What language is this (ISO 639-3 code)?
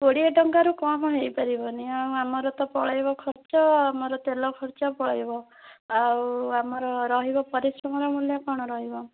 ori